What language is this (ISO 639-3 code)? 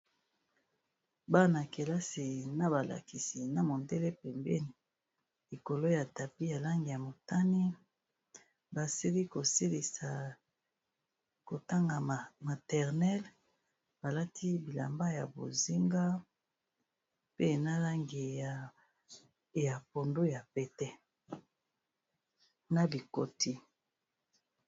lin